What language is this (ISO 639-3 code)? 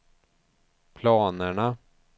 swe